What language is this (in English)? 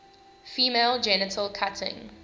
English